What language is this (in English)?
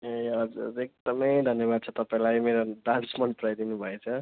Nepali